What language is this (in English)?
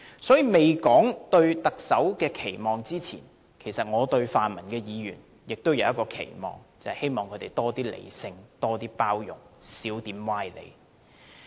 Cantonese